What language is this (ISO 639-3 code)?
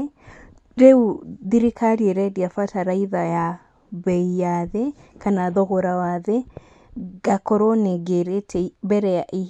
kik